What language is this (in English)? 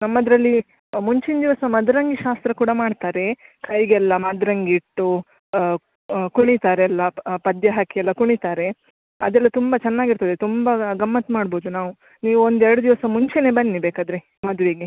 Kannada